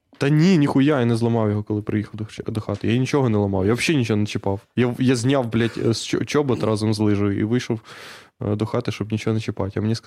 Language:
Ukrainian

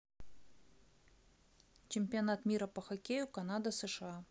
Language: Russian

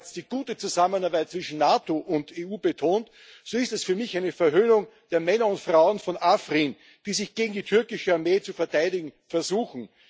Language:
German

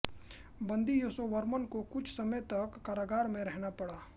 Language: Hindi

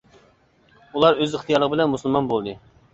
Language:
Uyghur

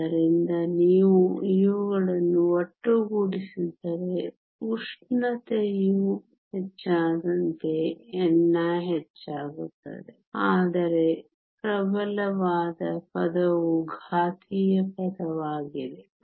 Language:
Kannada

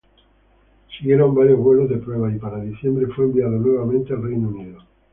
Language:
Spanish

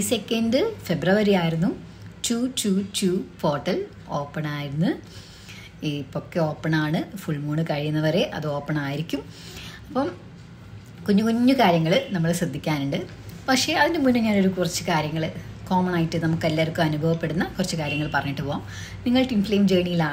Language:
Malayalam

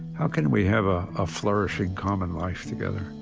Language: English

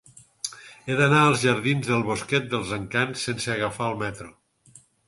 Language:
Catalan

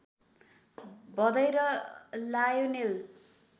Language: Nepali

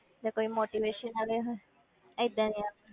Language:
Punjabi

